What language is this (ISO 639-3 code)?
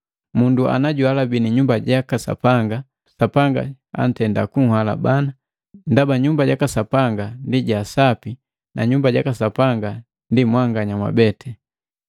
mgv